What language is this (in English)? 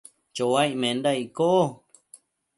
Matsés